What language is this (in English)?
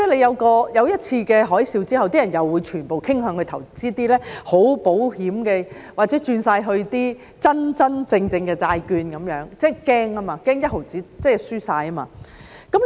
Cantonese